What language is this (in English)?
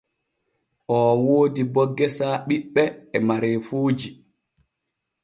Borgu Fulfulde